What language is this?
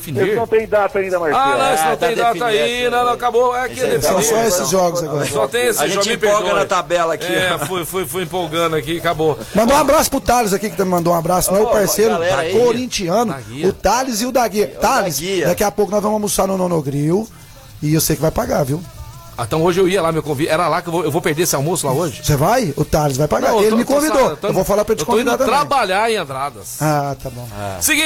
Portuguese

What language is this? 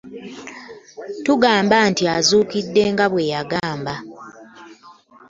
Ganda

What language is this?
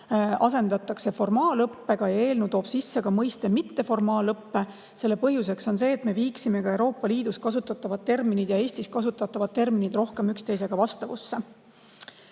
Estonian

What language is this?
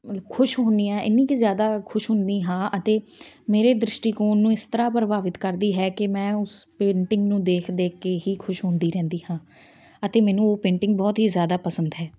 Punjabi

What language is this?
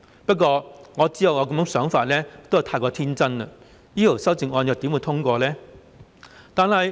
Cantonese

